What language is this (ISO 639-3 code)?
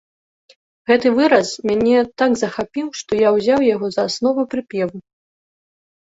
bel